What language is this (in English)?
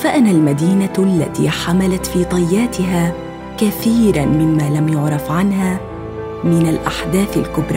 Arabic